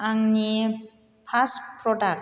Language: Bodo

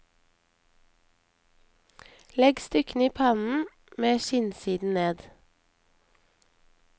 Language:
Norwegian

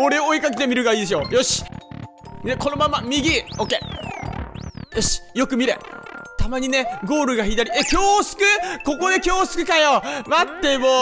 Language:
Japanese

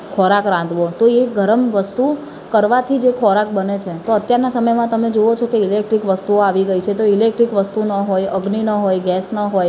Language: Gujarati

